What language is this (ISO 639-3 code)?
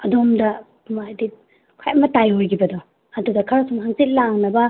mni